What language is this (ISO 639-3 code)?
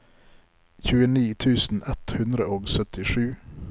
nor